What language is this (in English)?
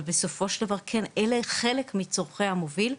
Hebrew